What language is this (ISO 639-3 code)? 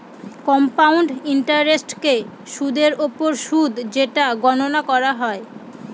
ben